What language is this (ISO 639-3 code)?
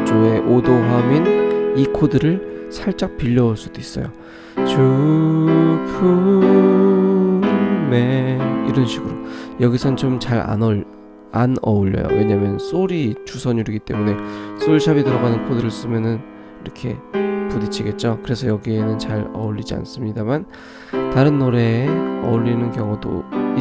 kor